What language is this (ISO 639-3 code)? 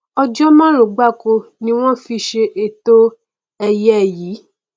yor